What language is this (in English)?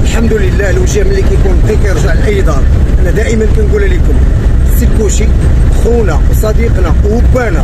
Arabic